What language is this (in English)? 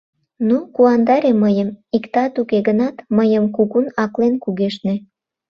Mari